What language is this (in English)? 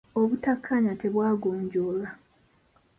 Ganda